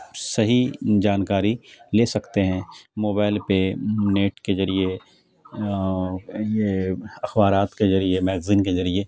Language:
Urdu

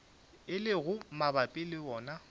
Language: Northern Sotho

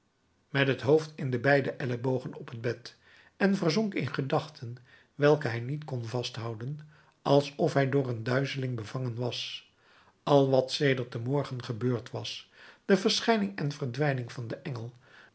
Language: Dutch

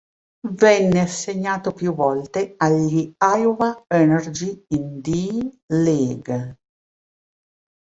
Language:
Italian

